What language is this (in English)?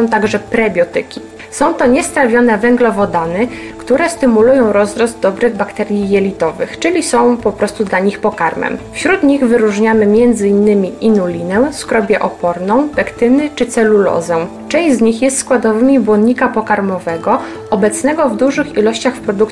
Polish